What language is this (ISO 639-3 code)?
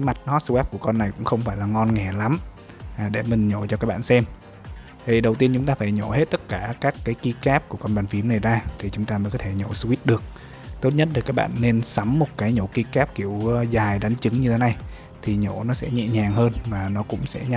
vie